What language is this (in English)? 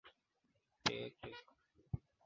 Swahili